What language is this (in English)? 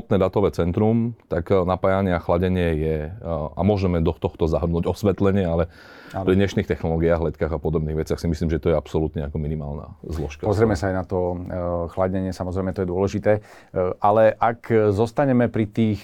Slovak